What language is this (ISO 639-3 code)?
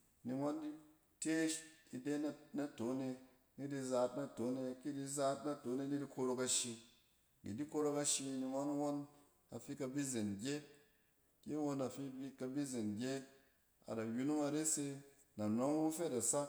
cen